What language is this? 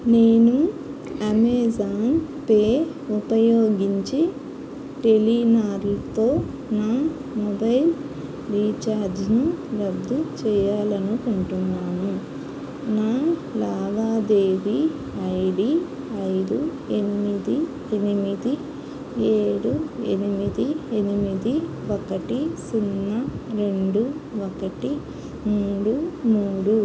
Telugu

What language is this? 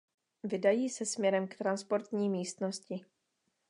Czech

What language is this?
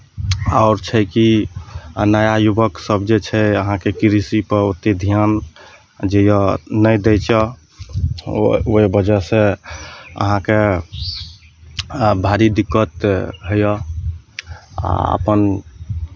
Maithili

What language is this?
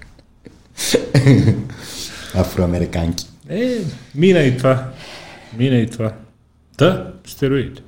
Bulgarian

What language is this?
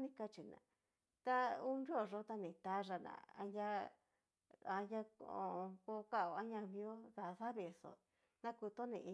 Cacaloxtepec Mixtec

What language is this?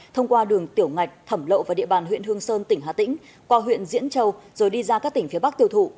Vietnamese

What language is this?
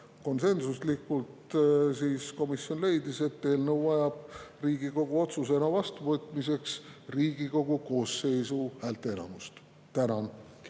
Estonian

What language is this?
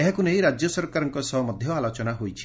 Odia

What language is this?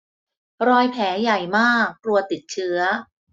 Thai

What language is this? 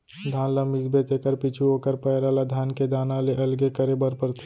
Chhattisgarhi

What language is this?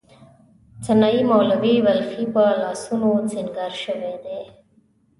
Pashto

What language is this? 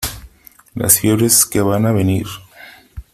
Spanish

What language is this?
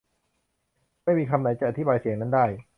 Thai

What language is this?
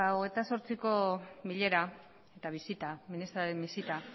Basque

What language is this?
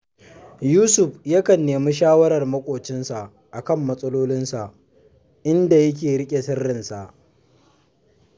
Hausa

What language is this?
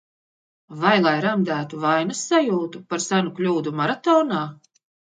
Latvian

